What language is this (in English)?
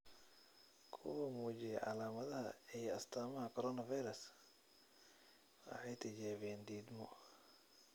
Somali